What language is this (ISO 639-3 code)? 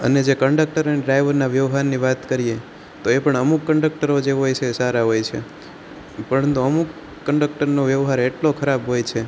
guj